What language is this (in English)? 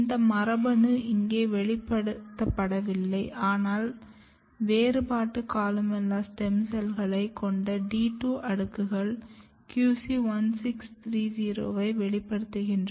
Tamil